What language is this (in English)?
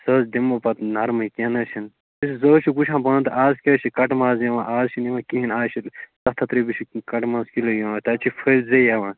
Kashmiri